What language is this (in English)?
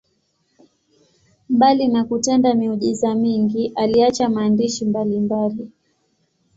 Swahili